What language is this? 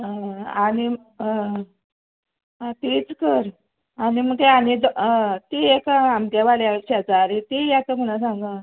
Konkani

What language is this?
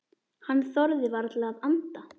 Icelandic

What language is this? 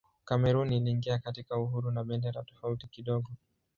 Swahili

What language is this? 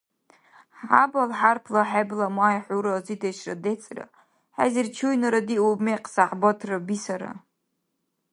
Dargwa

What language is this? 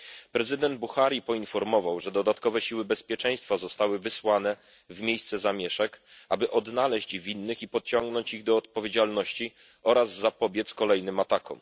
Polish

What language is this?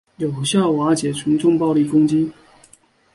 Chinese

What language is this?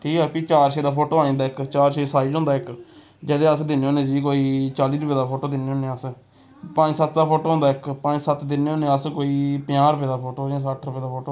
Dogri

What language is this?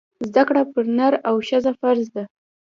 Pashto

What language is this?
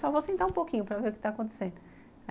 Portuguese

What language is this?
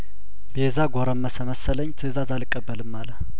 Amharic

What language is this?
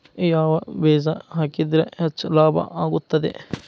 Kannada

